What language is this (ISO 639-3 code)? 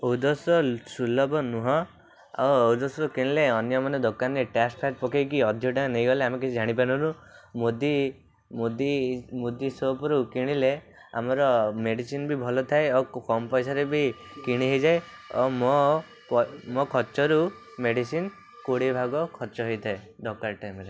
ori